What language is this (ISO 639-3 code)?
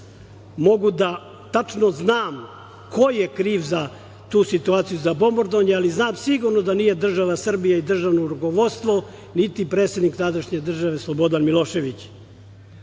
srp